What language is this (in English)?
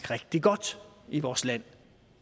Danish